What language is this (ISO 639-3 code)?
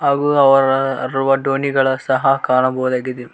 kan